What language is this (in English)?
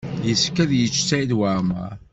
Kabyle